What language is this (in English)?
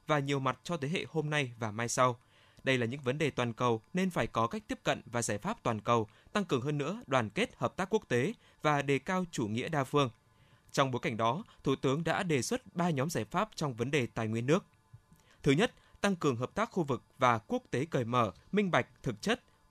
Vietnamese